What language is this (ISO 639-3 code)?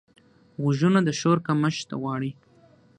pus